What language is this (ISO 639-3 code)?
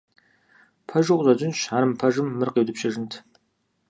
kbd